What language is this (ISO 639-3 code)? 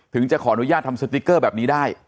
tha